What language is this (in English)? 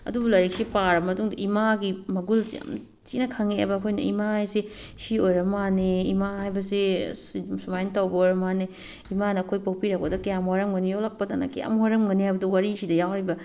Manipuri